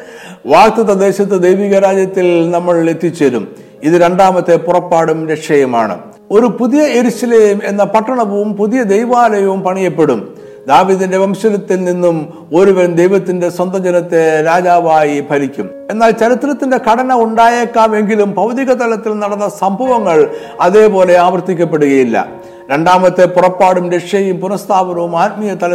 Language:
Malayalam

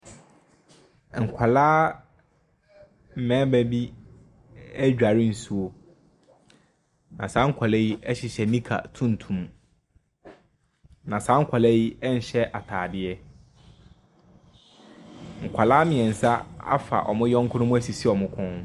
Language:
Akan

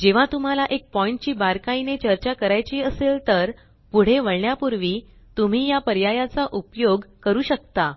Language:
Marathi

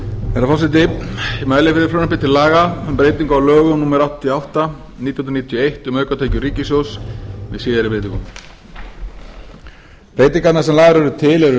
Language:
Icelandic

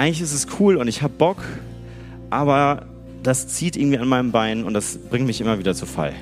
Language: German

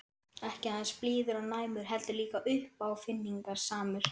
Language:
Icelandic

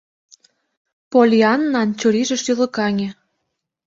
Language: Mari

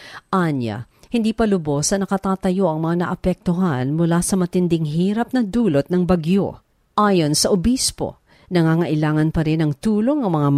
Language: Filipino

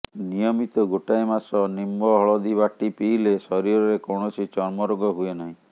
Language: Odia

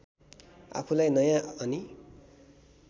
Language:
Nepali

